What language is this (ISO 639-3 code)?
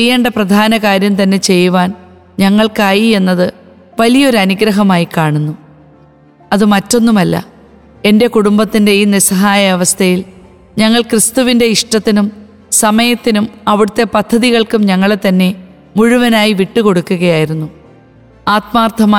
mal